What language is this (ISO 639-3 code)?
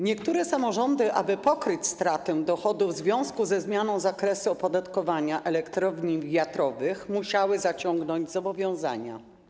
pol